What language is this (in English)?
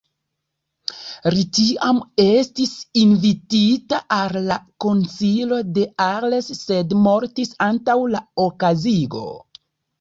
Esperanto